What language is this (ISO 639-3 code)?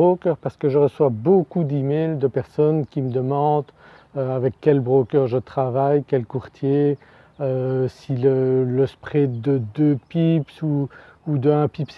fra